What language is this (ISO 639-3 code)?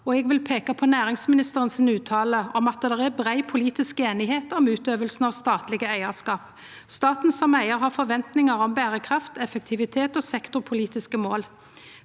nor